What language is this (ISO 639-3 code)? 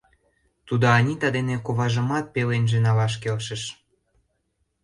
chm